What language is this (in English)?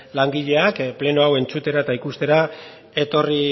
Basque